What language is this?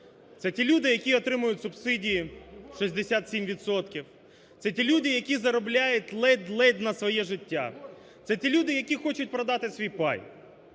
Ukrainian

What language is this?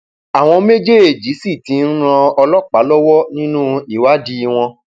Yoruba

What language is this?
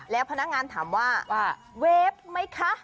Thai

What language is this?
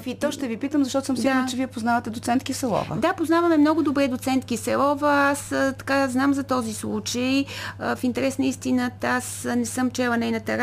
Bulgarian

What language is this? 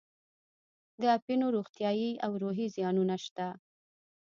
Pashto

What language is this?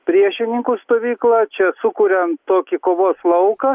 Lithuanian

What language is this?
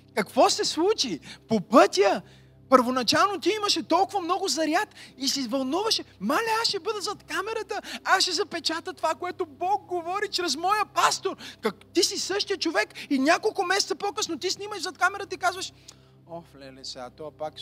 Bulgarian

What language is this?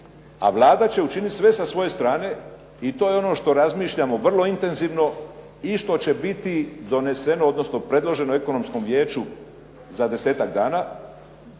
Croatian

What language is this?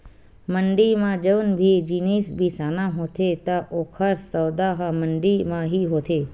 Chhattisgarhi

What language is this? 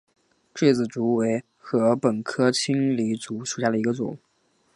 Chinese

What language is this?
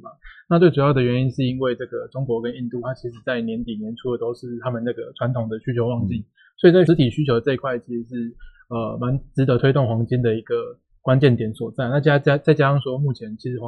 Chinese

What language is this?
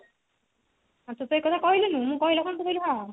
Odia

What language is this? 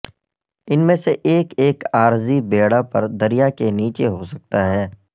Urdu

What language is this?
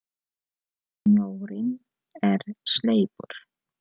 Icelandic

